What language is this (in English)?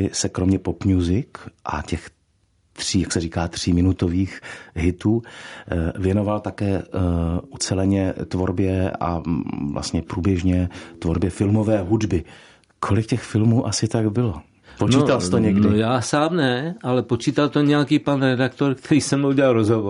Czech